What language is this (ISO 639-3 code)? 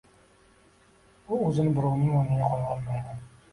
uzb